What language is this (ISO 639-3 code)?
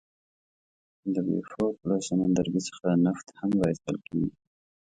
pus